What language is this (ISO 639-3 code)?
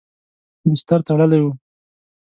pus